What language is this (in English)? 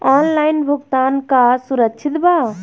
Bhojpuri